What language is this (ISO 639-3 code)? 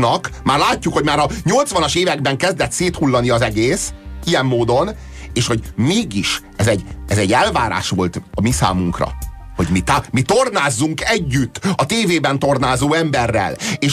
hun